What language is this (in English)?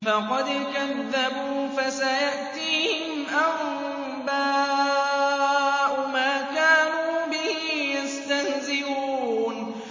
Arabic